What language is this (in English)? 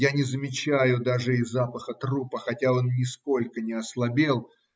Russian